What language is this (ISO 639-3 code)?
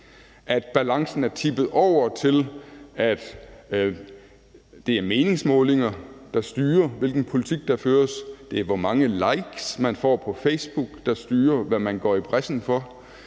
dan